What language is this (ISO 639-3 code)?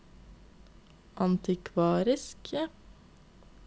nor